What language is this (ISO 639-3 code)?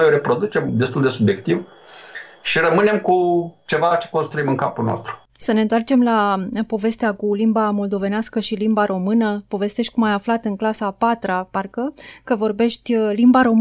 ron